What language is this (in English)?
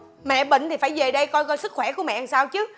Vietnamese